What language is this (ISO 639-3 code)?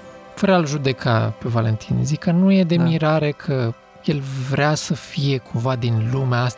ron